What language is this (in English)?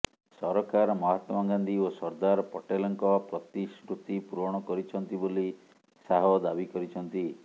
Odia